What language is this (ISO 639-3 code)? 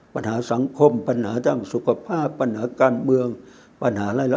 tha